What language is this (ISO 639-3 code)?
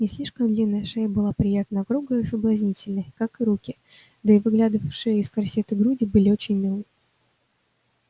rus